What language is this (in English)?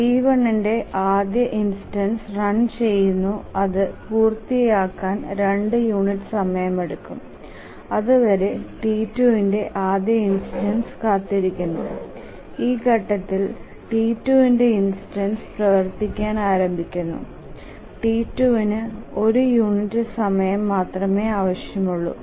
Malayalam